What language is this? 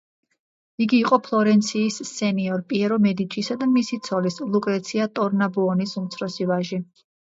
Georgian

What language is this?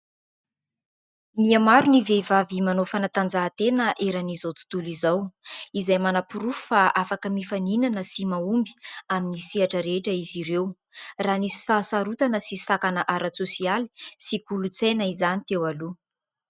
Malagasy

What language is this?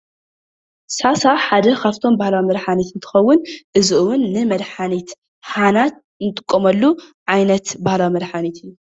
Tigrinya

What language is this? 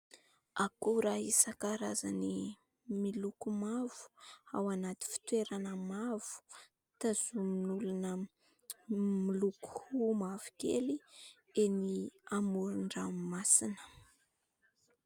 Malagasy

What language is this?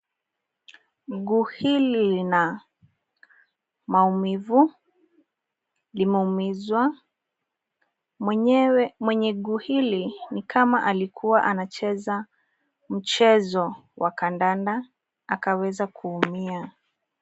Swahili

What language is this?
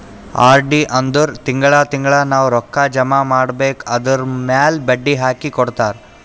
Kannada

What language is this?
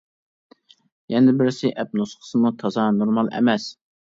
Uyghur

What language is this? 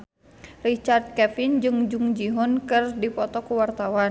Sundanese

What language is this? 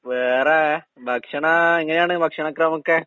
Malayalam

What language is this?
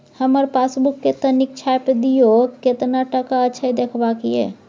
Maithili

